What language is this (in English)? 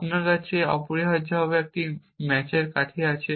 Bangla